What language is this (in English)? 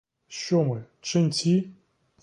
Ukrainian